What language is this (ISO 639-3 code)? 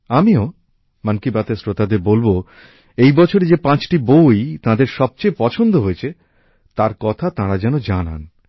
ben